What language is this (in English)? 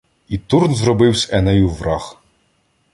Ukrainian